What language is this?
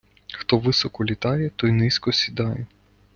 Ukrainian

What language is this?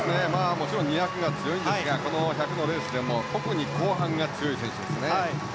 Japanese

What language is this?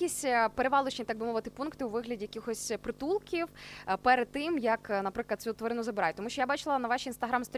Ukrainian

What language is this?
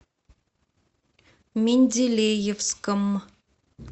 Russian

